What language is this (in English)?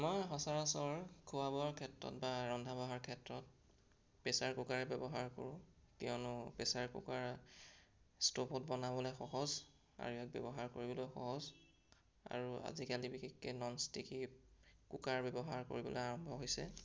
Assamese